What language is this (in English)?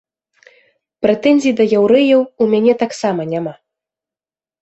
Belarusian